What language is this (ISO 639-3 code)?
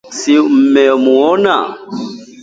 swa